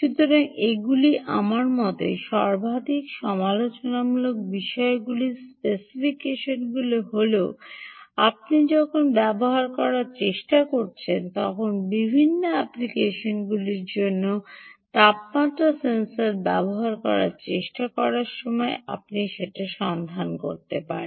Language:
Bangla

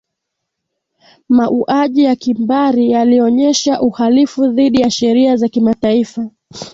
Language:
Swahili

